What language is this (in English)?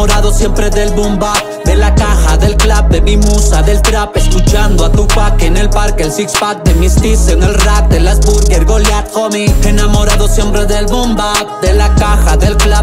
Portuguese